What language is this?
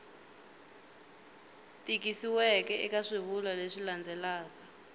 Tsonga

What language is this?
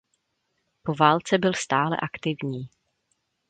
Czech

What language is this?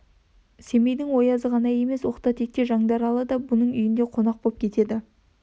Kazakh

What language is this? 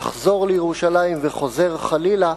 Hebrew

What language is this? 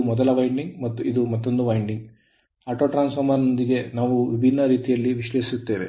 Kannada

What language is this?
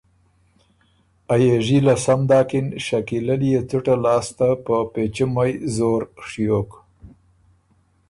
Ormuri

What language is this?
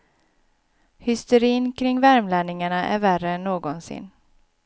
Swedish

